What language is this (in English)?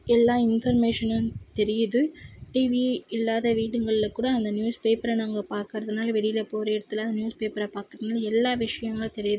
Tamil